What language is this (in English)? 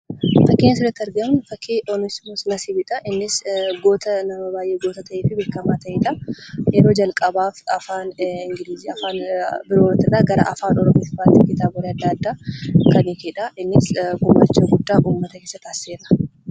Oromo